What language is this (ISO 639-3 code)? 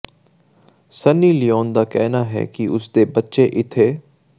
pan